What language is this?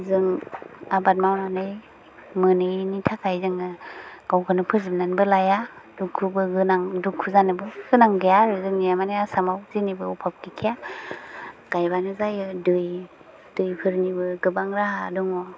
Bodo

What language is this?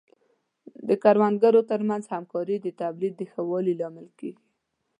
Pashto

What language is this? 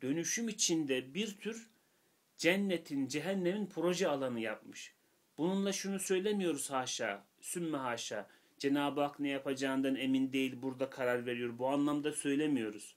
Turkish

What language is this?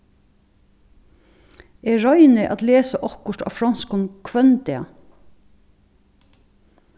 Faroese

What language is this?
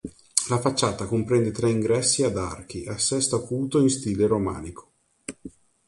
Italian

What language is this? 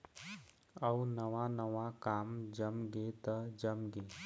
Chhattisgarhi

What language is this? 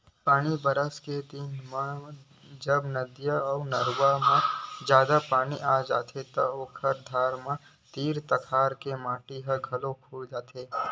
Chhattisgarhi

